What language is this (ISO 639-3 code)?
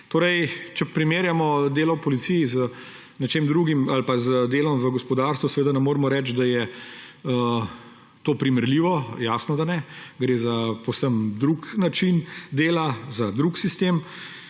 slv